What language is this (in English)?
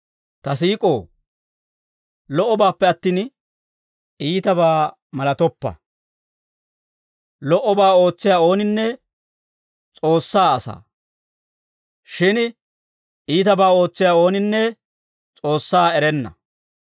Dawro